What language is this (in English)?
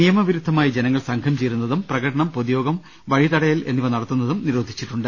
Malayalam